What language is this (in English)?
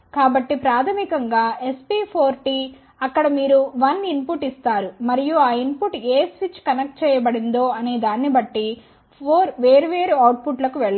Telugu